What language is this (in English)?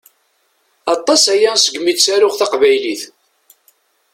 Kabyle